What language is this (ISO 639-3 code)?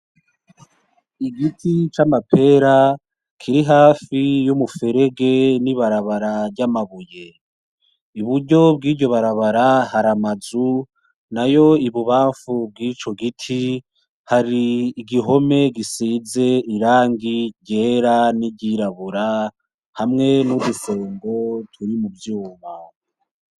run